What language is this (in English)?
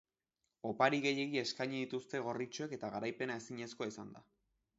Basque